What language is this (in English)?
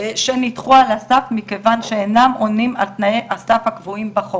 Hebrew